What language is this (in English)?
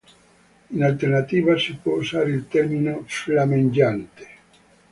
Italian